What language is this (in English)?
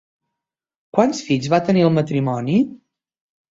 Catalan